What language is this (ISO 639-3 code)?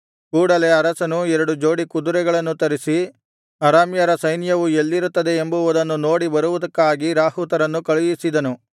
kan